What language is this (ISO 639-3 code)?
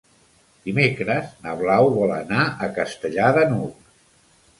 cat